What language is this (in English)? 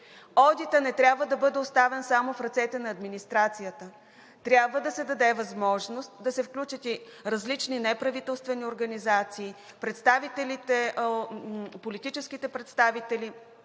Bulgarian